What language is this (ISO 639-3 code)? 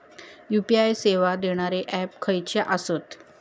mar